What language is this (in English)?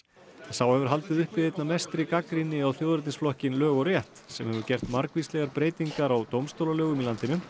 Icelandic